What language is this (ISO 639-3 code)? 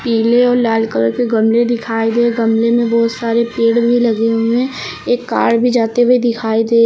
hin